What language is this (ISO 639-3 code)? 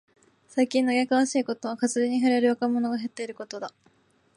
jpn